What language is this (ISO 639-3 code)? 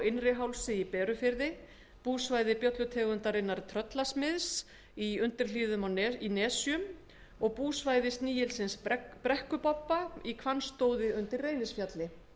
isl